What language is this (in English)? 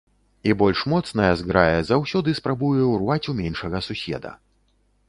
Belarusian